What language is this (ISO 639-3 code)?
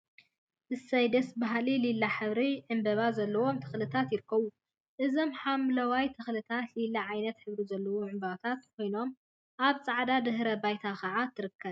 tir